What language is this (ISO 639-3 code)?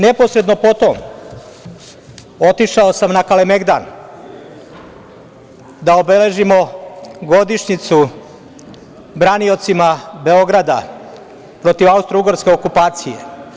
srp